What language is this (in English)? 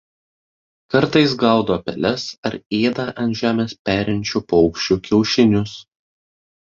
Lithuanian